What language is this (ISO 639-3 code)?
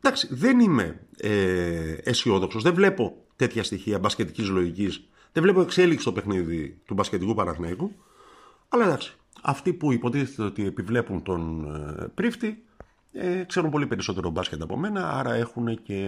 ell